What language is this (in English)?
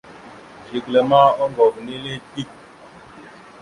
Mada (Cameroon)